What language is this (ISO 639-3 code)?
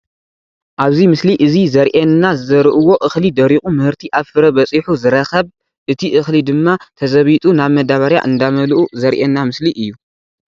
tir